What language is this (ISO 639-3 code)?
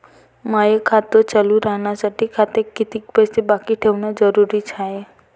mar